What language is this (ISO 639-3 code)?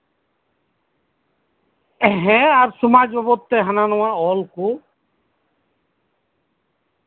sat